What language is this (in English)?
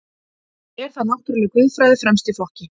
Icelandic